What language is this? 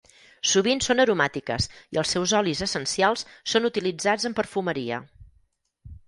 Catalan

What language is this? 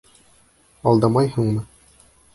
Bashkir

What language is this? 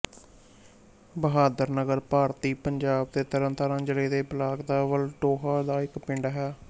Punjabi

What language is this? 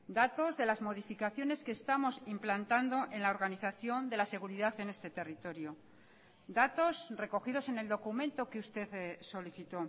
Spanish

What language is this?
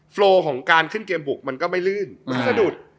Thai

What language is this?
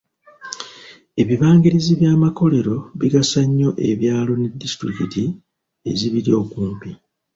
Ganda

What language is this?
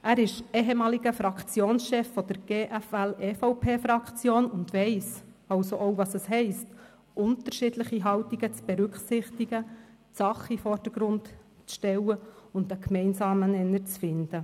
Swiss German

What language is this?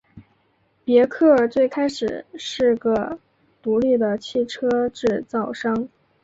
Chinese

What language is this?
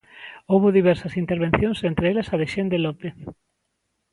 Galician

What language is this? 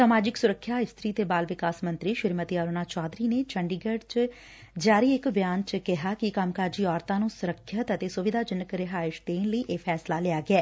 Punjabi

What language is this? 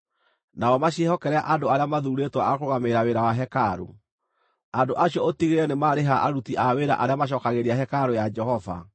Kikuyu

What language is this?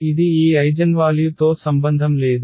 Telugu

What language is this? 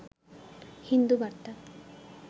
Bangla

